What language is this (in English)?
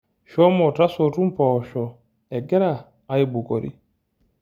Masai